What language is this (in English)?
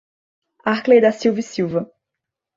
Portuguese